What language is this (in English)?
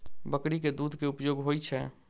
Maithili